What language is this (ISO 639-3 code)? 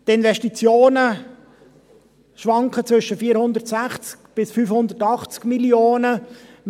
gsw